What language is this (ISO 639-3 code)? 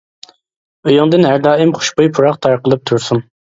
uig